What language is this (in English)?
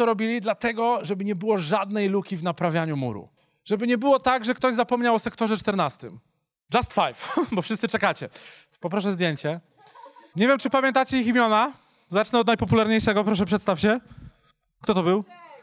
Polish